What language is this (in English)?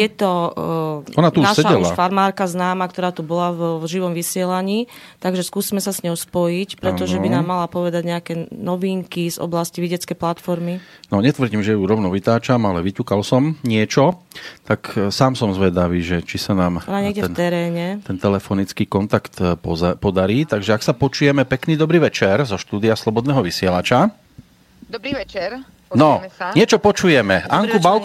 Slovak